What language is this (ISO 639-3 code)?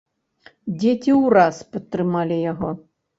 bel